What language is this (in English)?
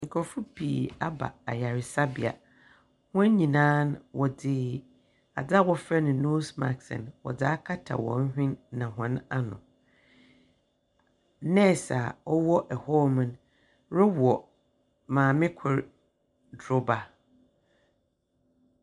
Akan